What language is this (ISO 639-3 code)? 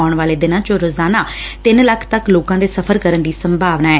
pan